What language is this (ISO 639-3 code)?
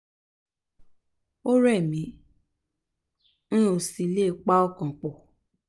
yor